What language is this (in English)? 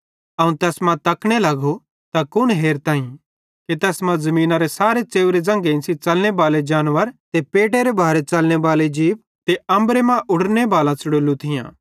Bhadrawahi